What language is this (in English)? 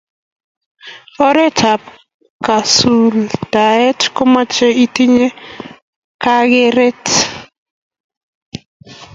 Kalenjin